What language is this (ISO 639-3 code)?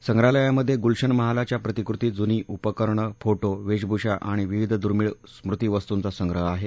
mar